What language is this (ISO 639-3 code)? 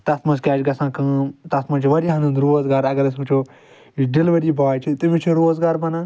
kas